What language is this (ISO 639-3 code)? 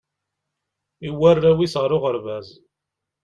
kab